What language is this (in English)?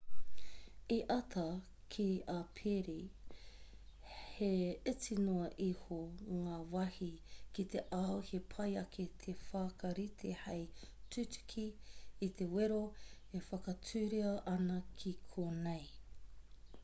Māori